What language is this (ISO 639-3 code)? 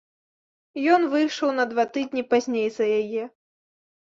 bel